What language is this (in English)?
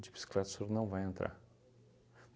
Portuguese